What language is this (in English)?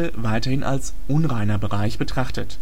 German